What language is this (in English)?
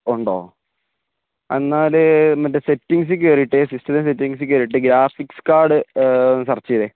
Malayalam